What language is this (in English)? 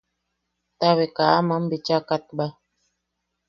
Yaqui